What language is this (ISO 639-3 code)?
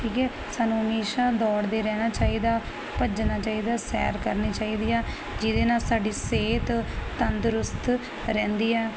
pan